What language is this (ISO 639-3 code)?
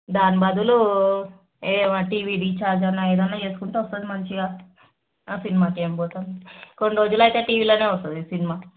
tel